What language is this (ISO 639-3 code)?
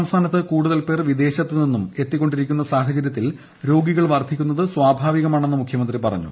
mal